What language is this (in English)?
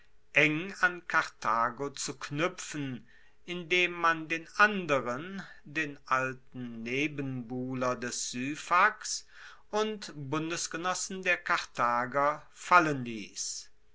German